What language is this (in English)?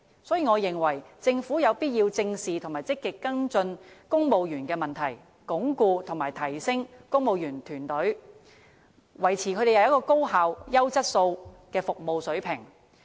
Cantonese